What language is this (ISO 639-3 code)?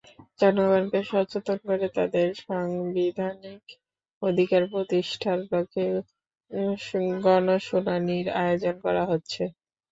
ben